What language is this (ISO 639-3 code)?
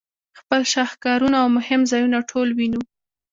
pus